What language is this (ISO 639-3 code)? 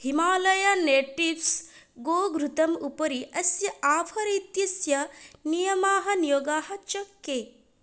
san